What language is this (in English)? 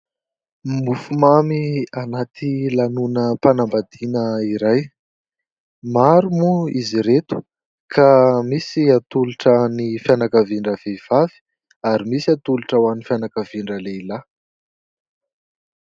Malagasy